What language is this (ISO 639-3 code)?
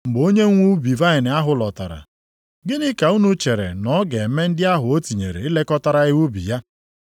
ibo